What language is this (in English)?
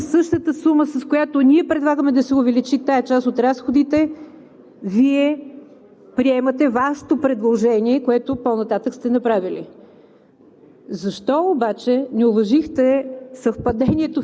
Bulgarian